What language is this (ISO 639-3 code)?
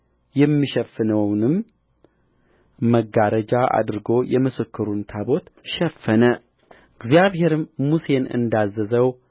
amh